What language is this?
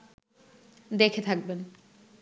Bangla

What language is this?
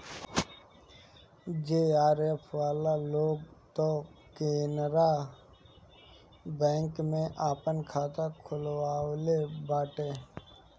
Bhojpuri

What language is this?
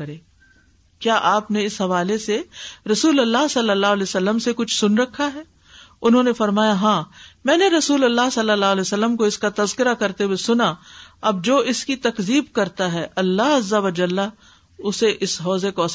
Urdu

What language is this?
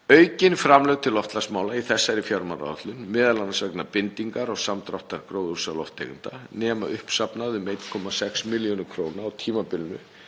Icelandic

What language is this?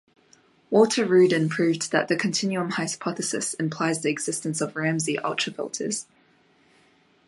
English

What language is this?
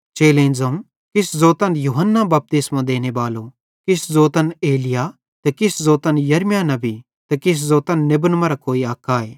Bhadrawahi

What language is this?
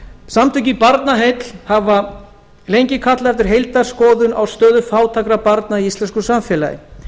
Icelandic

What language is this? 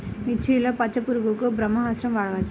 Telugu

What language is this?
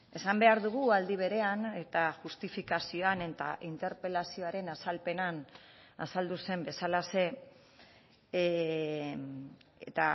Basque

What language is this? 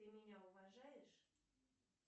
Russian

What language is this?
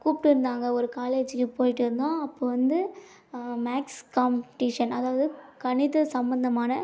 Tamil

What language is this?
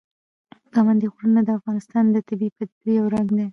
Pashto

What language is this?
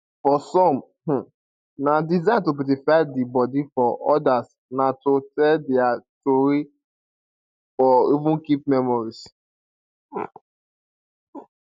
Nigerian Pidgin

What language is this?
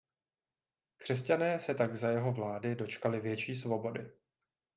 Czech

